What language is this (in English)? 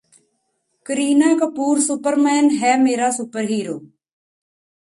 Punjabi